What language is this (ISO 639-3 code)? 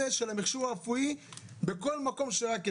heb